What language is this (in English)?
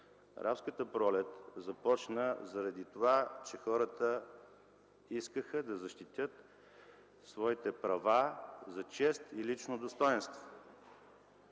Bulgarian